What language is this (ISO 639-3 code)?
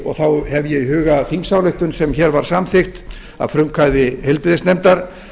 isl